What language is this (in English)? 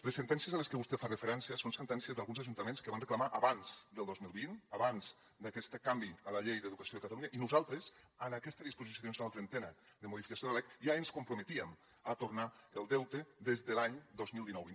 Catalan